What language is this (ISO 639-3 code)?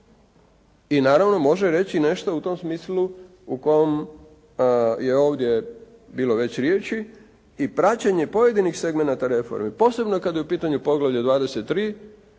hrv